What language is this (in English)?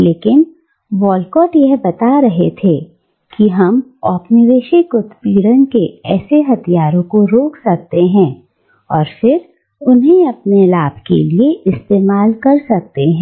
Hindi